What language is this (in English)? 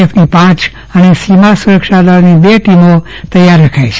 Gujarati